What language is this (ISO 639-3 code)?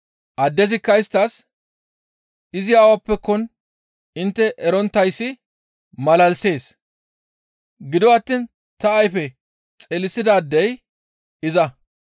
gmv